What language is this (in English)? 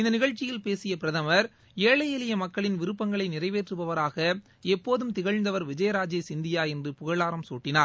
Tamil